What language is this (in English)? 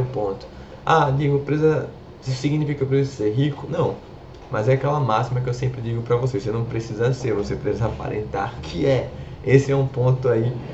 Portuguese